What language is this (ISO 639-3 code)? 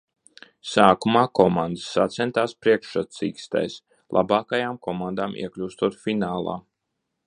lav